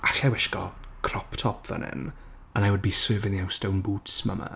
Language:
Welsh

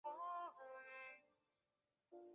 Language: Chinese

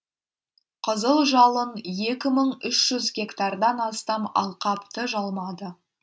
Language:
Kazakh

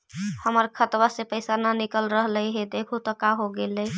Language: Magahi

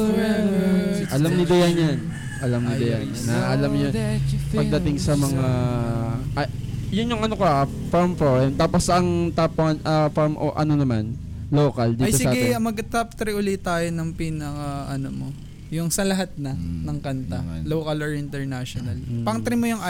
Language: Filipino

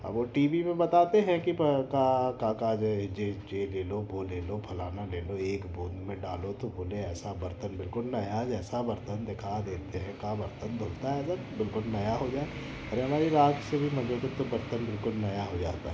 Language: Hindi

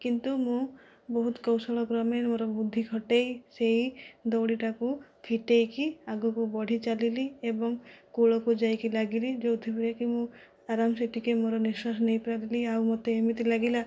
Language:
Odia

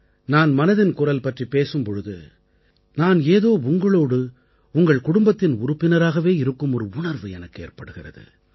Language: Tamil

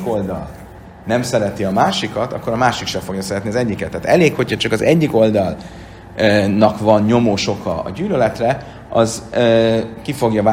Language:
Hungarian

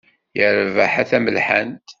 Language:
Kabyle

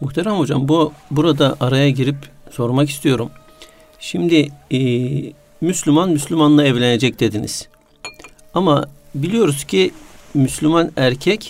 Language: Turkish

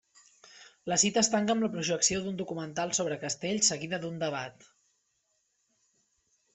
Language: Catalan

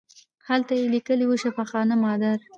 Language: Pashto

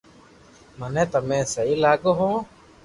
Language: Loarki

